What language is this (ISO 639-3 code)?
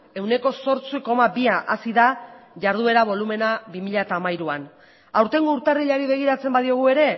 eus